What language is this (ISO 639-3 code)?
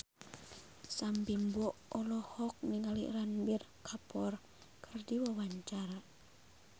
sun